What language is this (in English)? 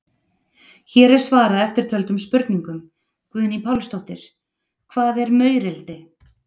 Icelandic